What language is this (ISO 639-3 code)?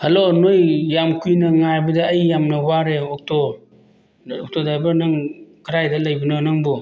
mni